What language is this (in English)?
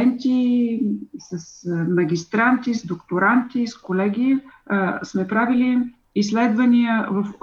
Bulgarian